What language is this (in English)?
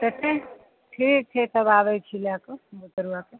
Maithili